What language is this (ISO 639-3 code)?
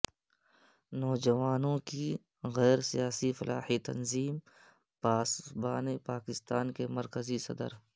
urd